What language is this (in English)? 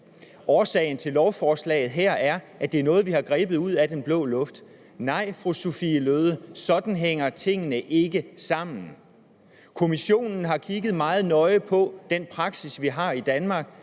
Danish